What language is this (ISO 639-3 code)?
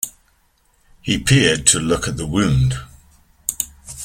eng